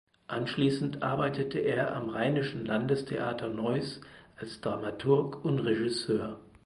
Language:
German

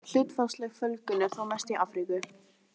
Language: Icelandic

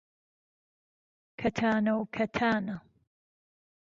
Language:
Central Kurdish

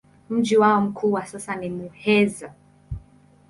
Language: Swahili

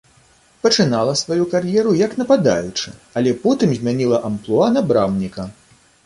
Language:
Belarusian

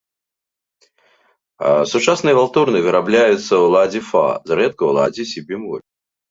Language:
Belarusian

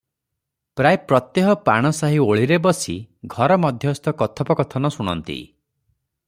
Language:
Odia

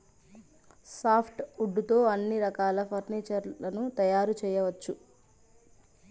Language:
Telugu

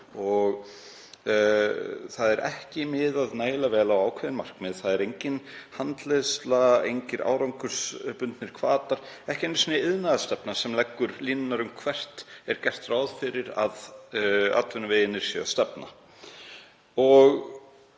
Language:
Icelandic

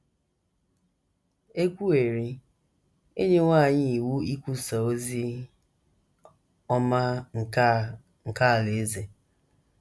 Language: Igbo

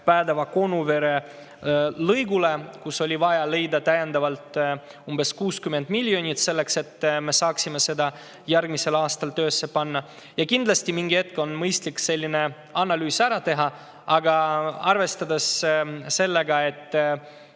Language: Estonian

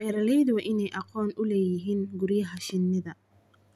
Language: Somali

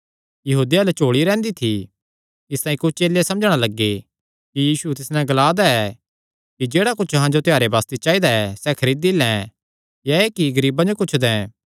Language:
Kangri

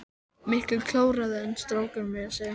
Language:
Icelandic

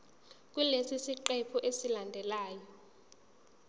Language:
Zulu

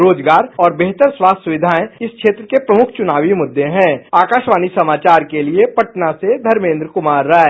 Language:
Hindi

